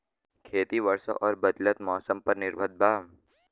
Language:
Bhojpuri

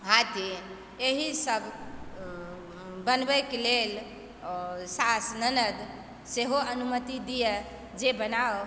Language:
Maithili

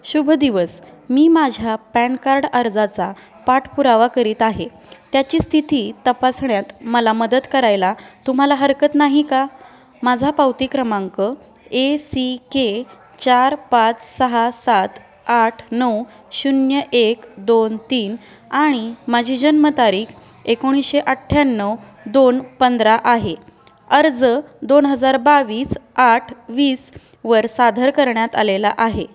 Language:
Marathi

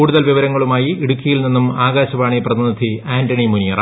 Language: Malayalam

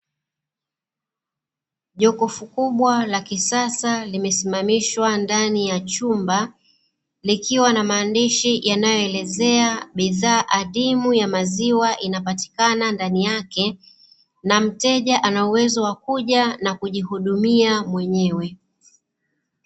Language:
Swahili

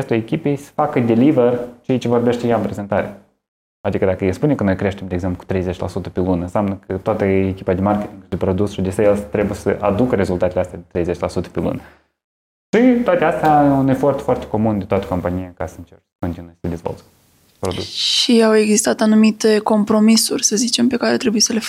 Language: Romanian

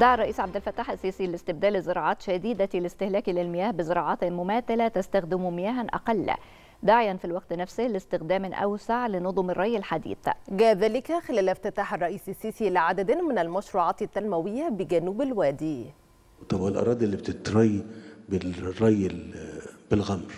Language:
Arabic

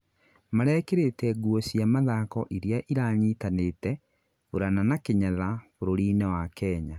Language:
Kikuyu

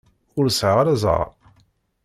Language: Kabyle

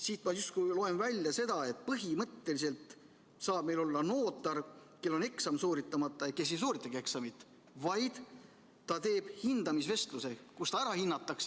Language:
Estonian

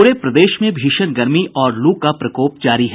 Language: Hindi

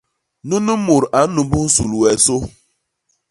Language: Basaa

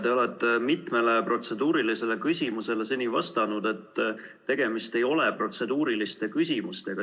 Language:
Estonian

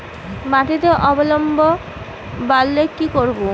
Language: Bangla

